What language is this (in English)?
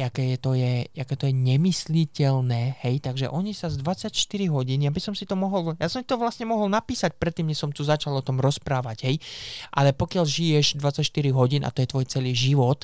Slovak